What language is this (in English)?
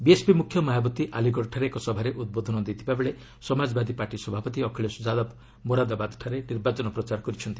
Odia